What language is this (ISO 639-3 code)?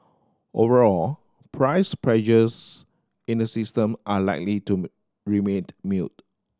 eng